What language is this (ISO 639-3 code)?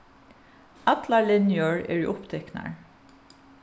fao